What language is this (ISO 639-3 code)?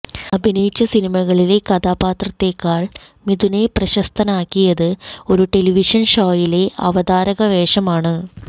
mal